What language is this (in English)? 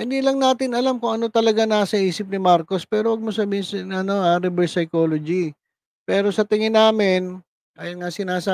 Filipino